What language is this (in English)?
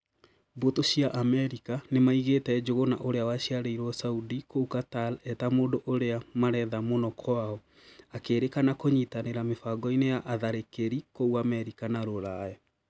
Kikuyu